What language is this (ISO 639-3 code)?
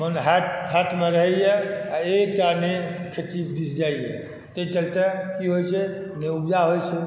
mai